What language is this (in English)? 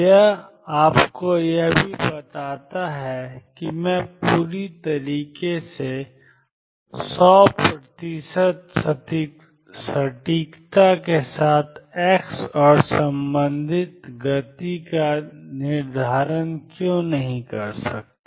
Hindi